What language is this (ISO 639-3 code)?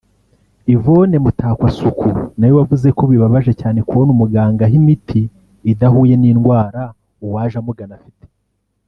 kin